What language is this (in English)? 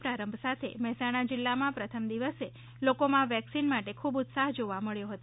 Gujarati